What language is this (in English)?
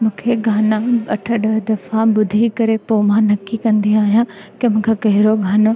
Sindhi